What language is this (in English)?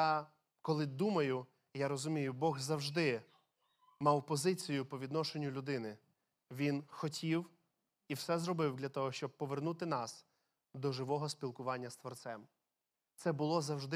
Ukrainian